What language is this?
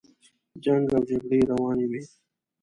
Pashto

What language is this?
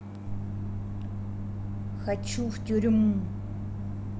Russian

